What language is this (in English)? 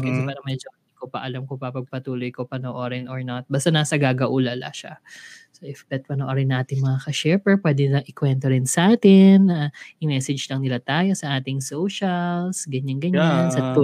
Filipino